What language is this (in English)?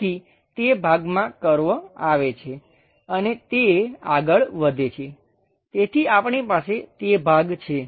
Gujarati